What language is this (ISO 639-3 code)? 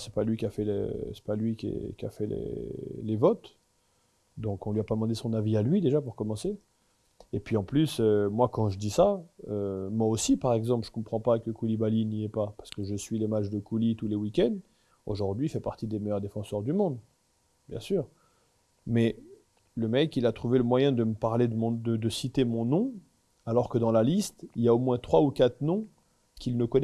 fra